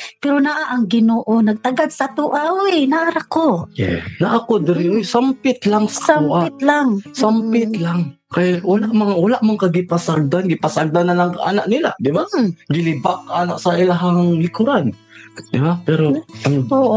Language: Filipino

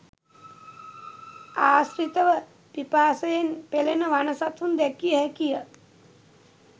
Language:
Sinhala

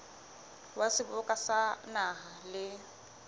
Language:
Southern Sotho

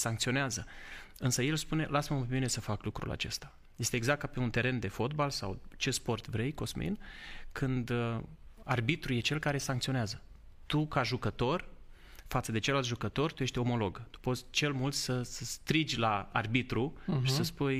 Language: Romanian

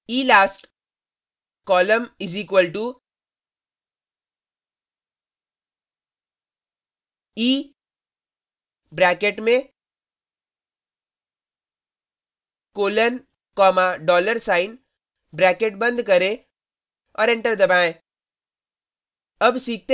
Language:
Hindi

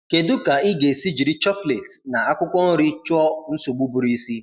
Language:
Igbo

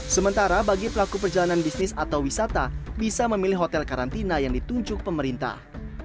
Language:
Indonesian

